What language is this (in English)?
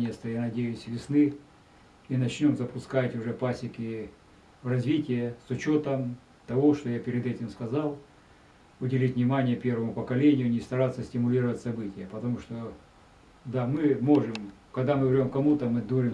Russian